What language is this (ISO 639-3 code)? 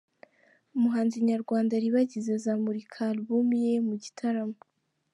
kin